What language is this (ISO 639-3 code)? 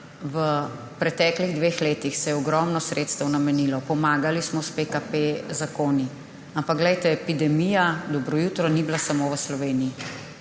slv